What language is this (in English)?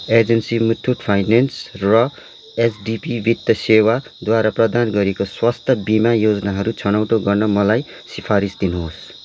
Nepali